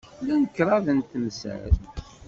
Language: Kabyle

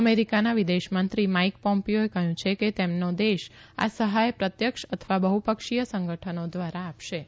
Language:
Gujarati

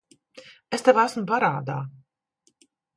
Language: Latvian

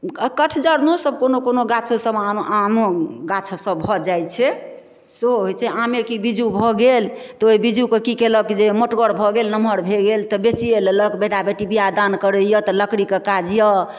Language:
Maithili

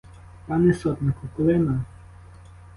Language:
Ukrainian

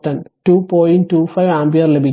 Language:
Malayalam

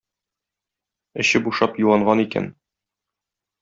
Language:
Tatar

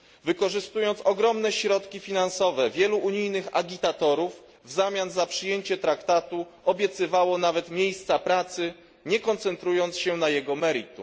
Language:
Polish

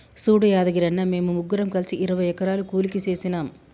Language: Telugu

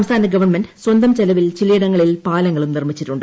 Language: Malayalam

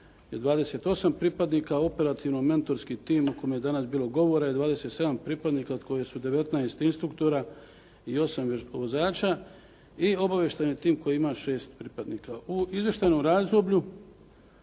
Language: Croatian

